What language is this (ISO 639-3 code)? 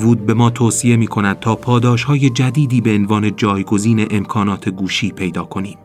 fas